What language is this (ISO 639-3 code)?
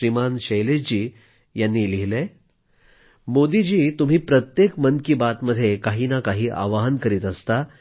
mar